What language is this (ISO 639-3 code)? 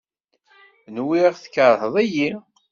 kab